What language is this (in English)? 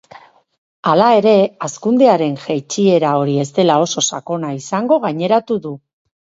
Basque